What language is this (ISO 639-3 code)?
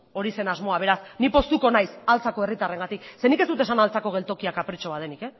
eus